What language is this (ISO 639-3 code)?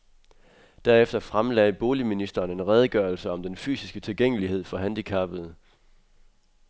dan